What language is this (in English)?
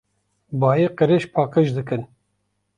Kurdish